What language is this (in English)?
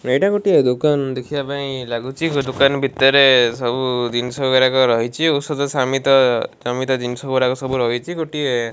Odia